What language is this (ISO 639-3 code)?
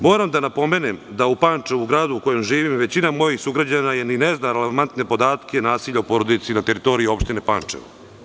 srp